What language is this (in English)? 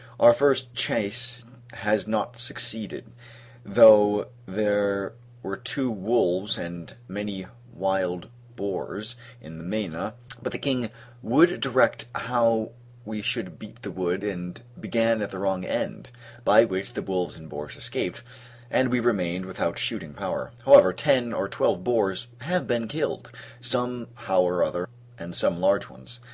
English